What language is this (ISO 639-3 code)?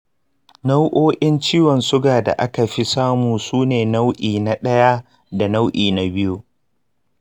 hau